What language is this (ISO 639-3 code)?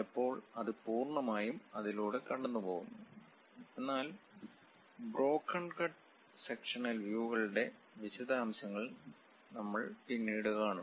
mal